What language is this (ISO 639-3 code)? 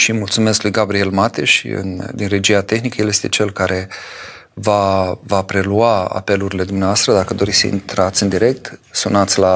ron